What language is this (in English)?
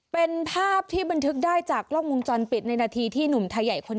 Thai